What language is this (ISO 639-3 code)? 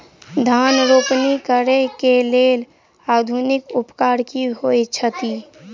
mai